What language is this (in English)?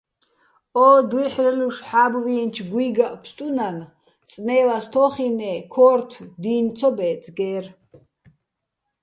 Bats